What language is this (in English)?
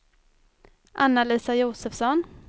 Swedish